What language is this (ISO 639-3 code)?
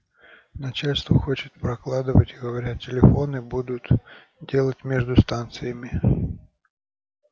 rus